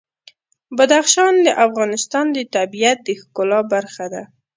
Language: Pashto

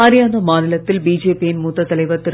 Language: Tamil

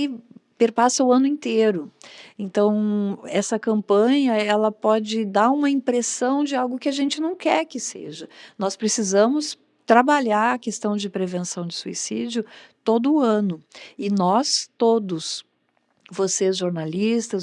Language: Portuguese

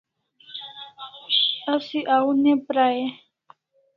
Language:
Kalasha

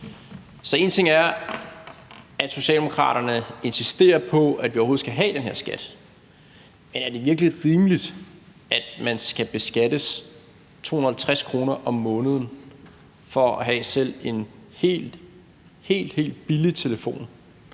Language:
Danish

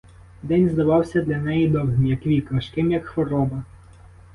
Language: Ukrainian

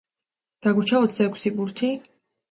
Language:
Georgian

